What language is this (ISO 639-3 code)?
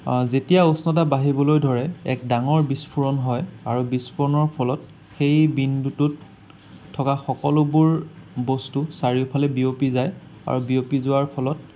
asm